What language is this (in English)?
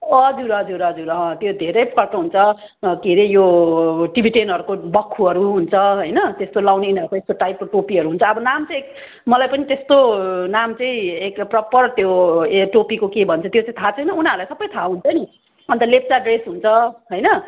Nepali